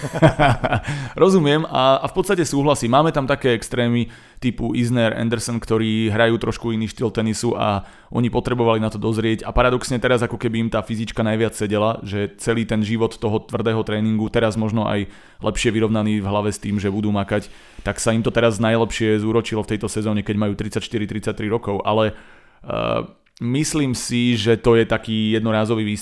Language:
Slovak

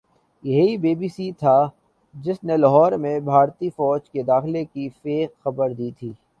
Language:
Urdu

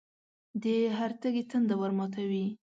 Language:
Pashto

